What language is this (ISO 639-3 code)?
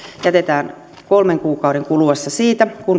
fin